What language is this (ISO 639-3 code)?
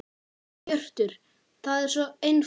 isl